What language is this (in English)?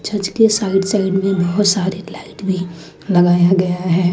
Hindi